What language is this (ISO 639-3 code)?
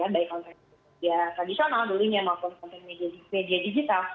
ind